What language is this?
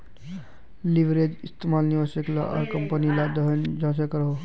Magahi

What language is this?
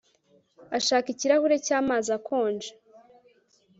Kinyarwanda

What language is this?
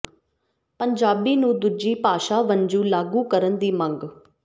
Punjabi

